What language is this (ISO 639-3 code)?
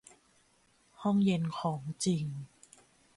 tha